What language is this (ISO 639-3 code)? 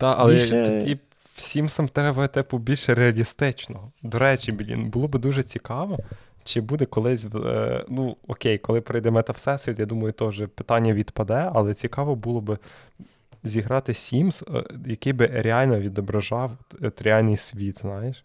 ukr